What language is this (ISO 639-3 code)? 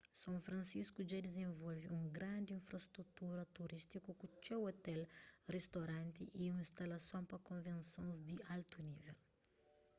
kea